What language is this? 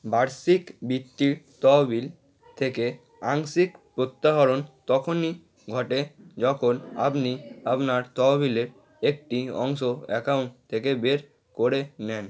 Bangla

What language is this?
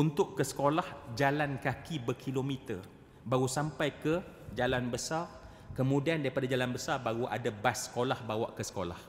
Malay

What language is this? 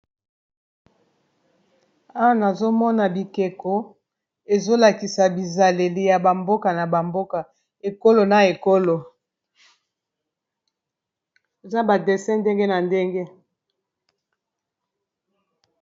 Lingala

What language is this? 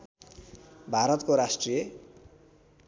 Nepali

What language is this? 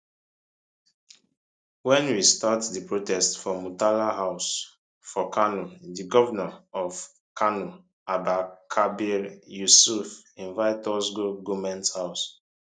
Nigerian Pidgin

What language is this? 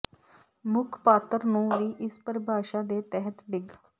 Punjabi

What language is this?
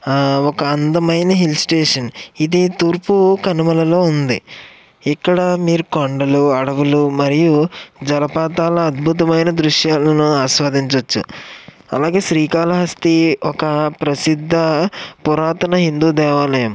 Telugu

